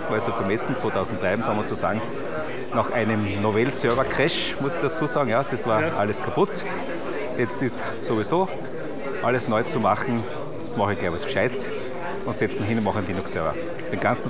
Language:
German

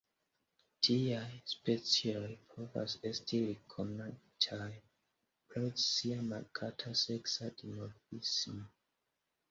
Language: Esperanto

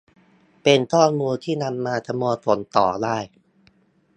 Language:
Thai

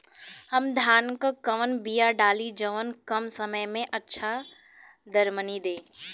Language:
Bhojpuri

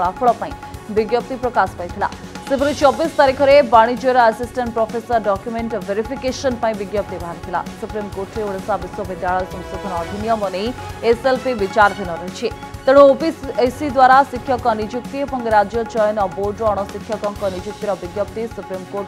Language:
Hindi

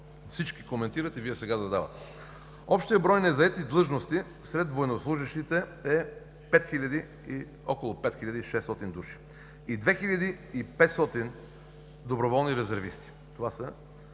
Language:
Bulgarian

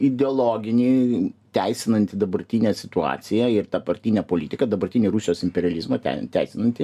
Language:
Lithuanian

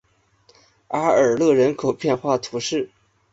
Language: Chinese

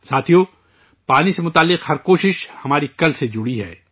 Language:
Urdu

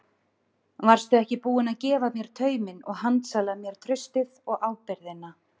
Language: Icelandic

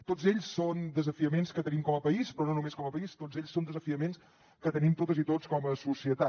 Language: Catalan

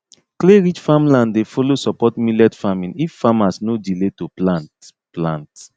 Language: Nigerian Pidgin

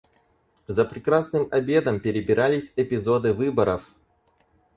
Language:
Russian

